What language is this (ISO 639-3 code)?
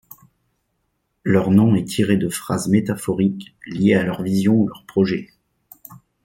fra